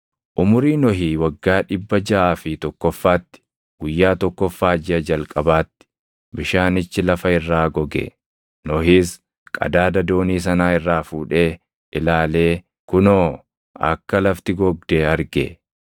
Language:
Oromo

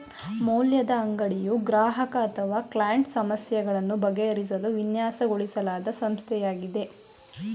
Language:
Kannada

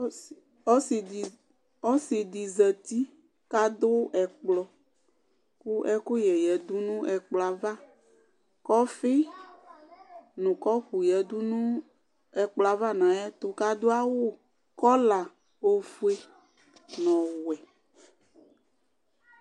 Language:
Ikposo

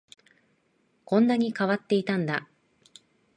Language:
Japanese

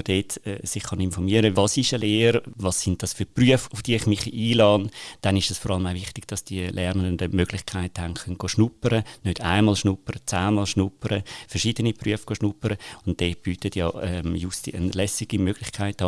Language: German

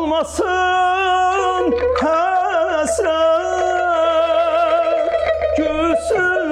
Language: Arabic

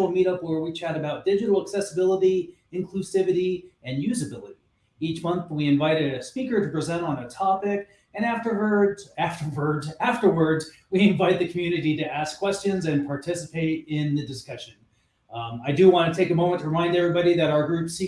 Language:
English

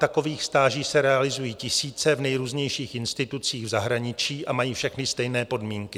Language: Czech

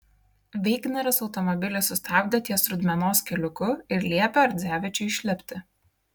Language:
Lithuanian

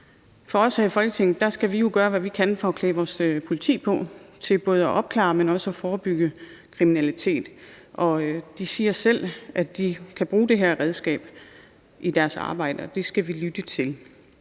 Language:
Danish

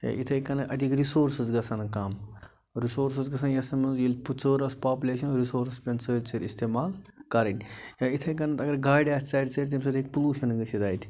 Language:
Kashmiri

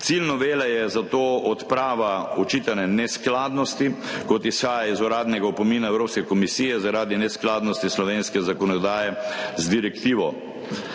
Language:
Slovenian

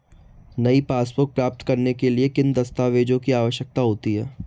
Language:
Hindi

